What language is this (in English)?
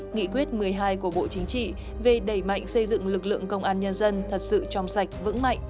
Vietnamese